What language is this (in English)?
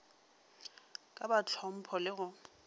Northern Sotho